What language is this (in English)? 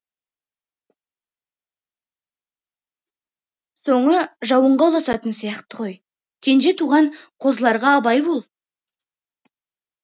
Kazakh